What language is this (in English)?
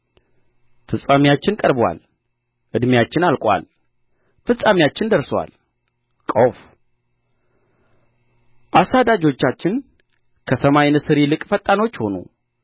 Amharic